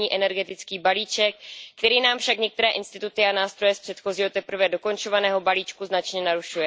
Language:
Czech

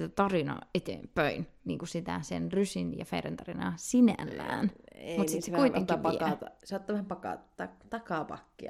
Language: Finnish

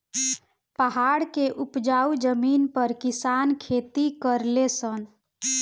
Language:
Bhojpuri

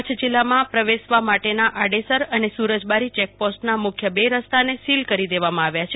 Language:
Gujarati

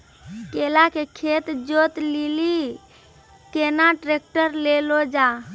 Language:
Maithili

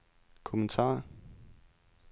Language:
Danish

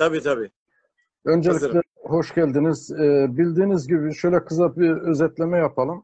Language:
Turkish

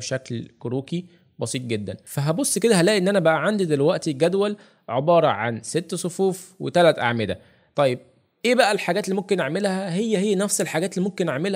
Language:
Arabic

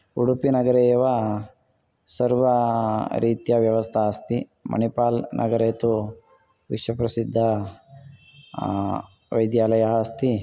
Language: Sanskrit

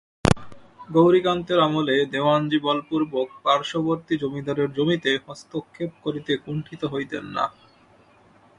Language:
Bangla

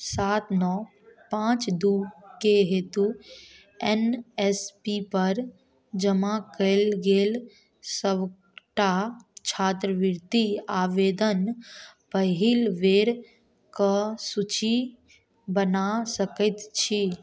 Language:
Maithili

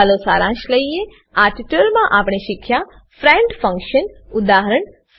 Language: Gujarati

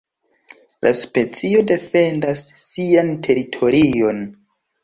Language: Esperanto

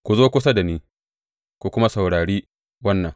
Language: Hausa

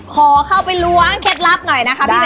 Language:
Thai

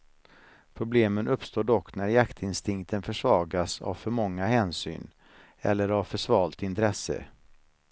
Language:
Swedish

